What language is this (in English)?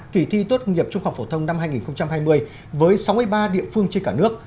Vietnamese